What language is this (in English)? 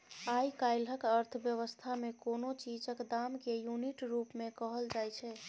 Maithili